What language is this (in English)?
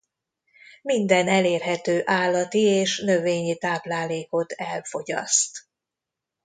Hungarian